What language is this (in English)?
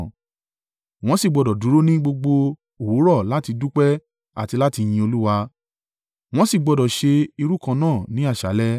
Yoruba